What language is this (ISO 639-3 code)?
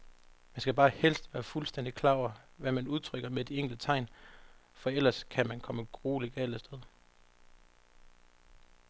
dan